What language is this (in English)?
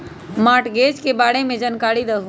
Magahi